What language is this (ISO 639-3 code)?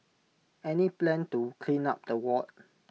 eng